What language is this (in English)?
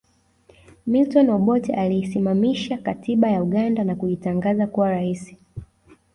Swahili